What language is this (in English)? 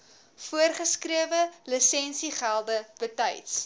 Afrikaans